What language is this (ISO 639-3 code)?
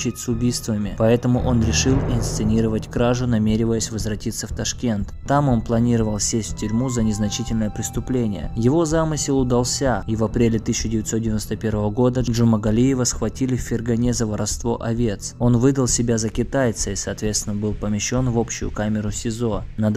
rus